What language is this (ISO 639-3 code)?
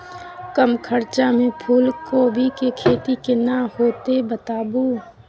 mai